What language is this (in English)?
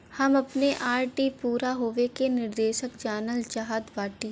Bhojpuri